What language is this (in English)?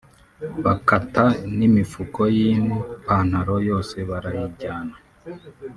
Kinyarwanda